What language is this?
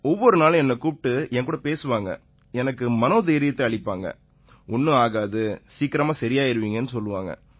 Tamil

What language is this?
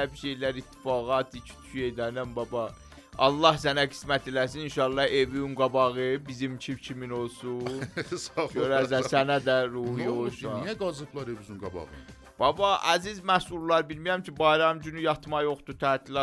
Persian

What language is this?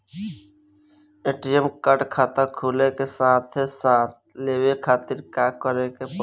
Bhojpuri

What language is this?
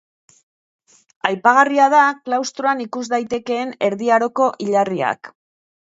Basque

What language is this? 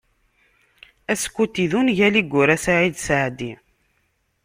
Kabyle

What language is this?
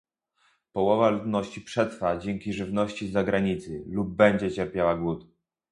Polish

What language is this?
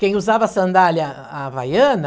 Portuguese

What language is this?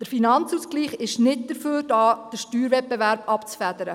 Swiss German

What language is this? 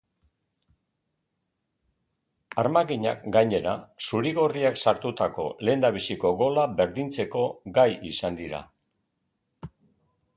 Basque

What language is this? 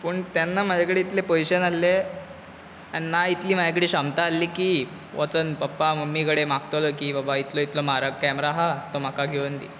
Konkani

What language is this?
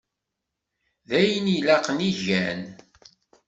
Kabyle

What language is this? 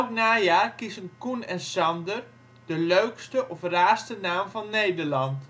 Dutch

